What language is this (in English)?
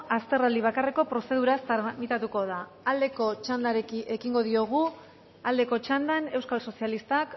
Basque